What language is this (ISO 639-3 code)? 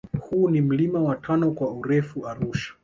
swa